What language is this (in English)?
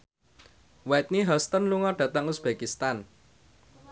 Javanese